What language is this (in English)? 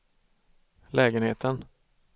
Swedish